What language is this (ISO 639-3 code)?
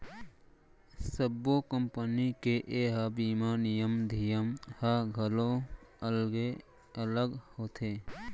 hne